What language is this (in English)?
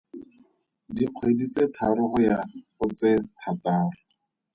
Tswana